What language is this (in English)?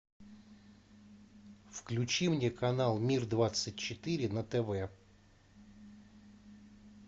Russian